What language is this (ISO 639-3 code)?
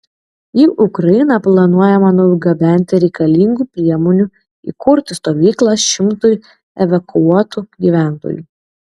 lit